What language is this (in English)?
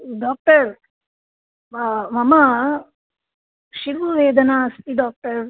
Sanskrit